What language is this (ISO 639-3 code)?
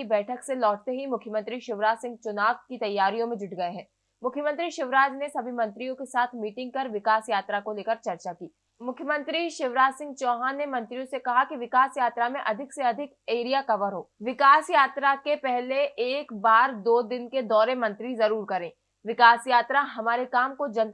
hin